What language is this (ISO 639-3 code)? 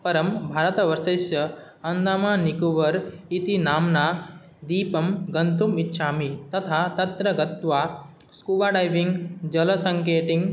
san